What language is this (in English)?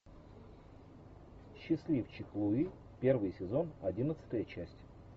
Russian